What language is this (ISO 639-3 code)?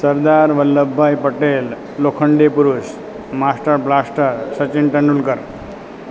guj